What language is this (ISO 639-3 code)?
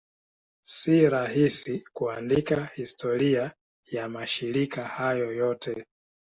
swa